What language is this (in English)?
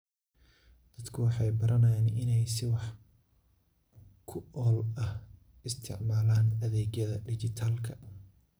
Somali